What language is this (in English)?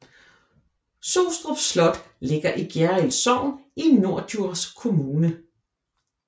Danish